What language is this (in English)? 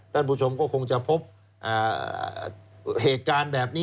Thai